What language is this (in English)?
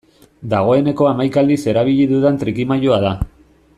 Basque